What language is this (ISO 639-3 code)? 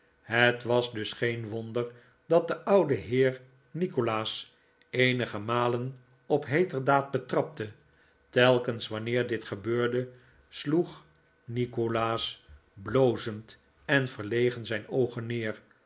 nld